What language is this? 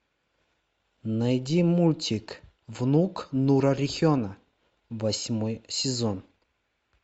Russian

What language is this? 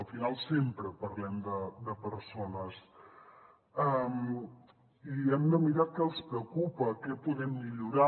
Catalan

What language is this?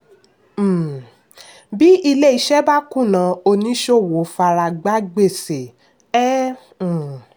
Yoruba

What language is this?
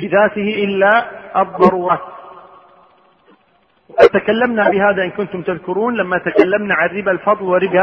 Arabic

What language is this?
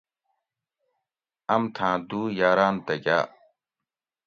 Gawri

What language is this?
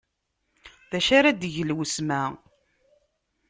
Kabyle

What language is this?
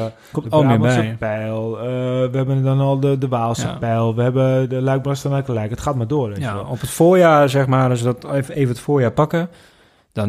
Dutch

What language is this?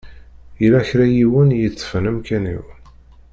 Kabyle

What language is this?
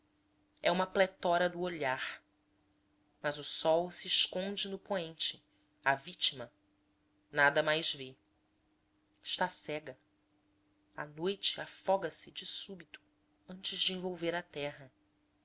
Portuguese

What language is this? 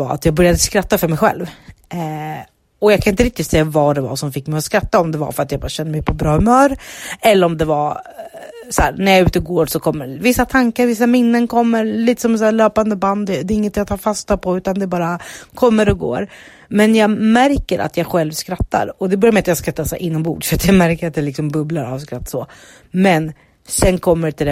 Swedish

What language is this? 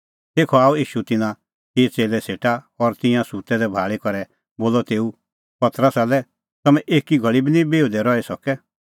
Kullu Pahari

